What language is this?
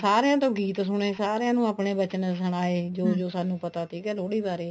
Punjabi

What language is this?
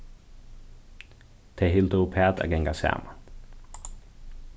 Faroese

